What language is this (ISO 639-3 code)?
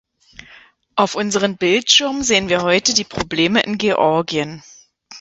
deu